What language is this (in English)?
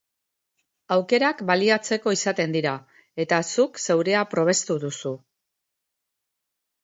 Basque